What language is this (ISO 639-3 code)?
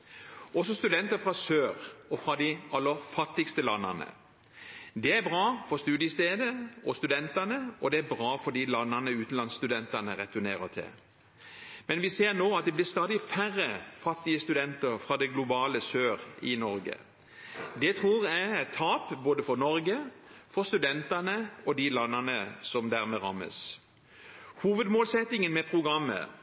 nob